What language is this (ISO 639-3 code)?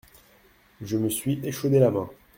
fra